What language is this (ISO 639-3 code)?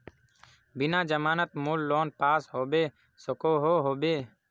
mag